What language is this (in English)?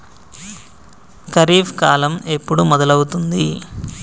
Telugu